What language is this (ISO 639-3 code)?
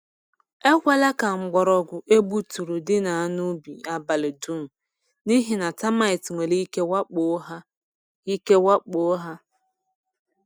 ibo